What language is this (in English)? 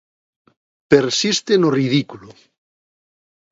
Galician